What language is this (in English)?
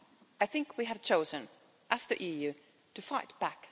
English